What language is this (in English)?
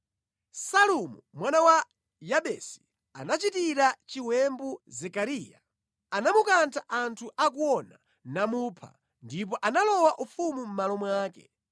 Nyanja